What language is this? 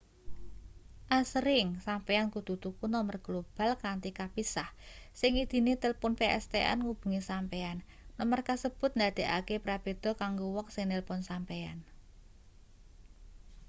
Javanese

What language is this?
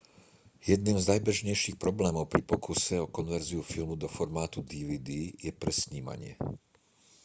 Slovak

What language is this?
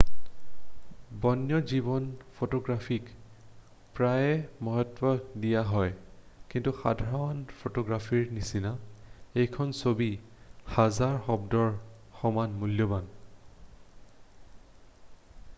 Assamese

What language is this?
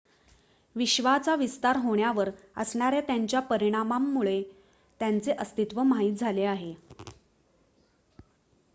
Marathi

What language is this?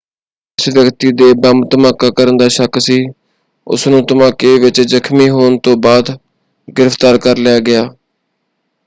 Punjabi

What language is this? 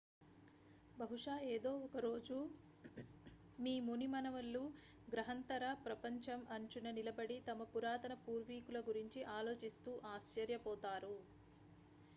Telugu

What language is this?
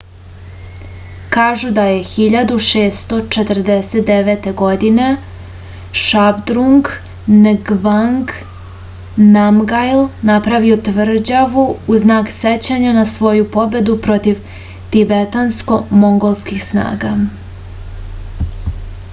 Serbian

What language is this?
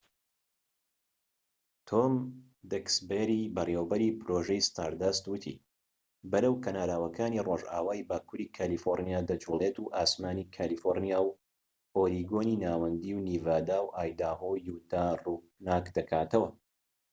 Central Kurdish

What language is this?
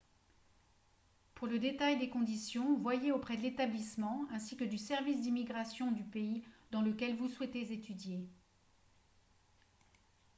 French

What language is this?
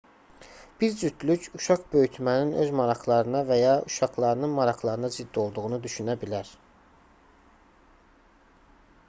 Azerbaijani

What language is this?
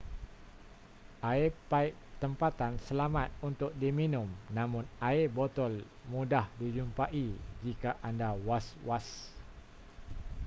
Malay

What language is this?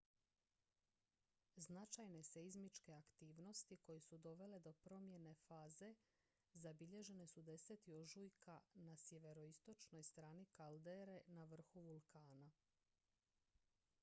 Croatian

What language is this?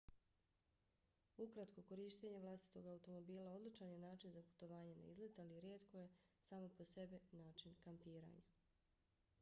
Bosnian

